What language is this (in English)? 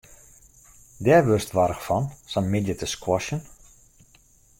Western Frisian